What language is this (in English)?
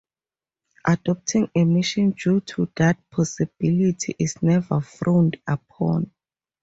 English